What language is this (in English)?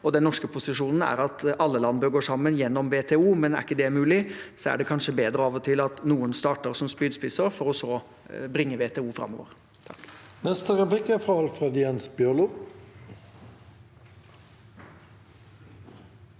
Norwegian